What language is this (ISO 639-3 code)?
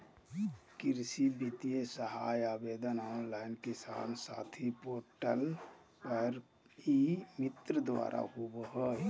mag